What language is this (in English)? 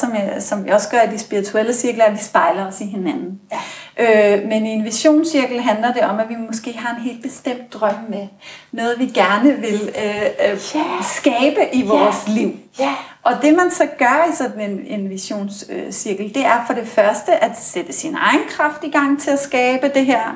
Danish